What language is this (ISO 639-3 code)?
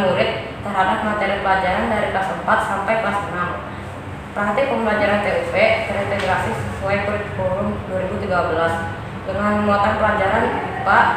ind